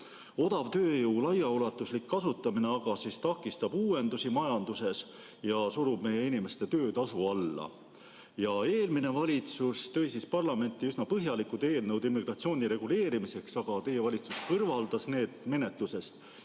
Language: Estonian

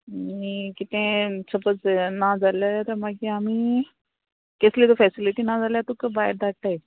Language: Konkani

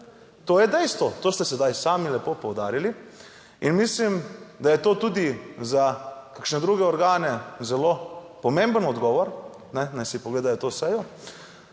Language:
Slovenian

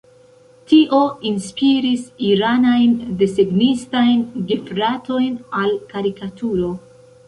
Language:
Esperanto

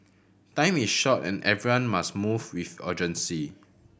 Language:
English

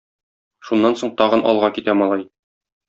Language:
Tatar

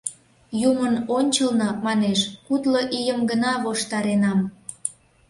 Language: Mari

